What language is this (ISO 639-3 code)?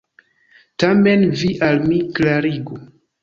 epo